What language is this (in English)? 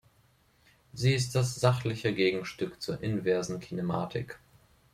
German